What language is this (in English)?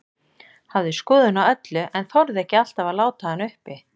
Icelandic